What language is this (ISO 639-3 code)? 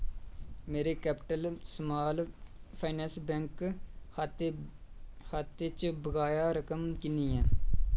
doi